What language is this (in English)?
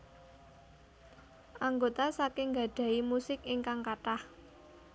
Javanese